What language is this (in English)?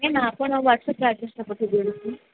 Odia